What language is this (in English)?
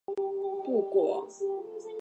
Chinese